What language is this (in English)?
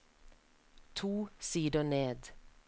Norwegian